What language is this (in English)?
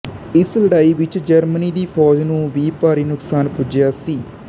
Punjabi